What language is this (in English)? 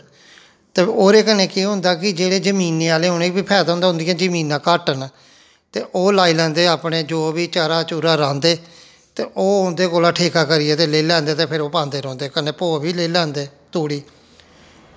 Dogri